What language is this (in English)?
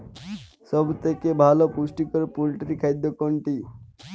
Bangla